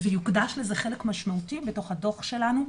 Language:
Hebrew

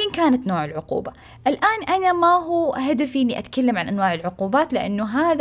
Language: Arabic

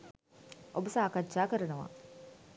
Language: Sinhala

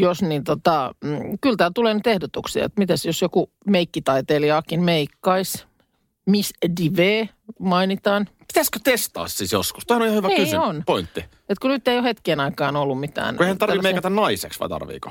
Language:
Finnish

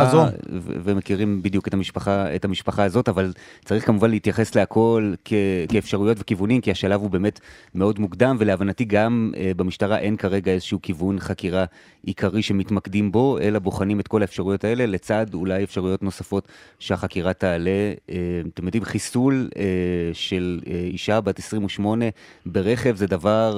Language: Hebrew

